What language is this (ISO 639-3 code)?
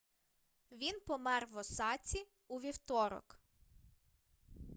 ukr